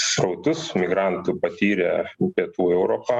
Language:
Lithuanian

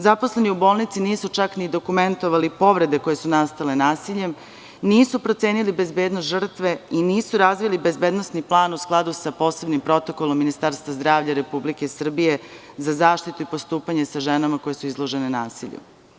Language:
Serbian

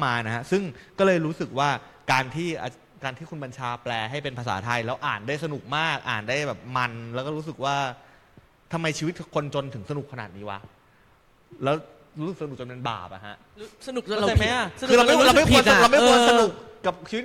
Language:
Thai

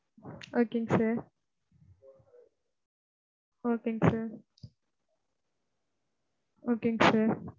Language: Tamil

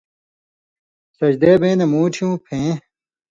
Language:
Indus Kohistani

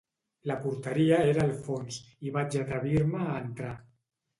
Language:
Catalan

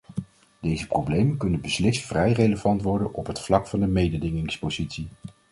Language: Dutch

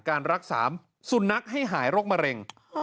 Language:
Thai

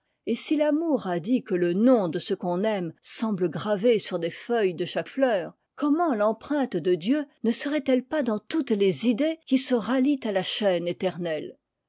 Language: French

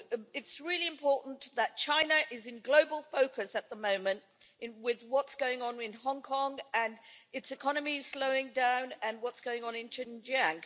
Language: English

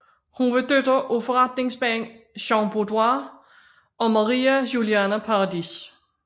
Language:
Danish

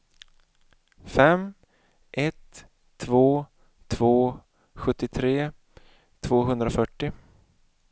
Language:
Swedish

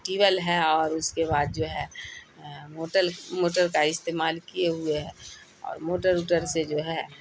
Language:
Urdu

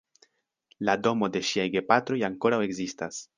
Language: Esperanto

